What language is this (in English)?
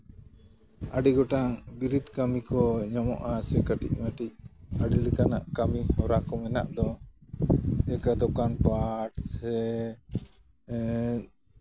Santali